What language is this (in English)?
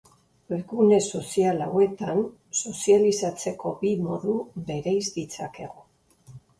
Basque